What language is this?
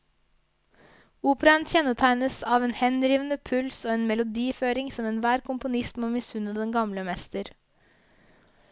Norwegian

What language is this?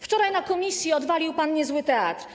Polish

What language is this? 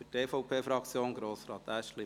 Swiss German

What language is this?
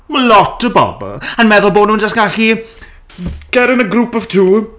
Welsh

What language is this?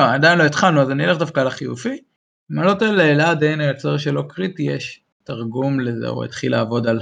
Hebrew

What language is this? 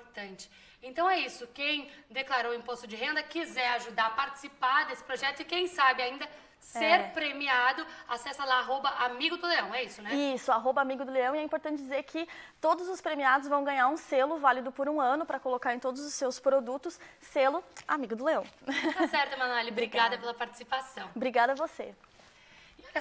Portuguese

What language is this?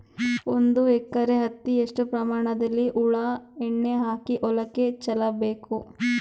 Kannada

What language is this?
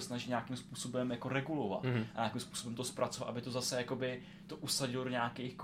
Czech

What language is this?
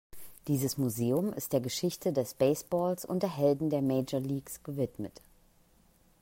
German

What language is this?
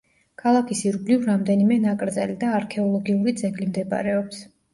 Georgian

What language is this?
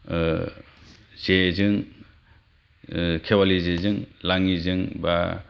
Bodo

